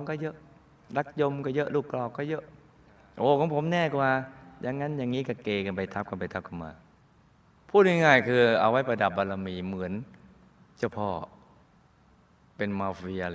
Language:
Thai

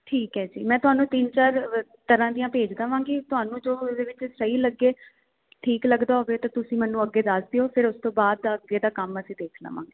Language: Punjabi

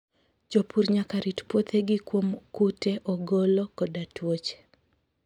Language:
Luo (Kenya and Tanzania)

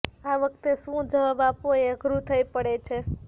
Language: Gujarati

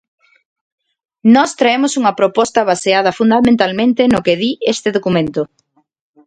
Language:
Galician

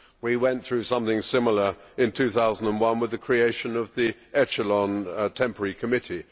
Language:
English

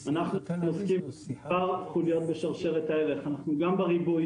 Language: Hebrew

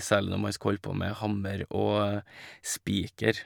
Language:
Norwegian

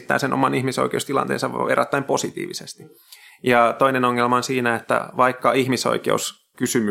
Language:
Finnish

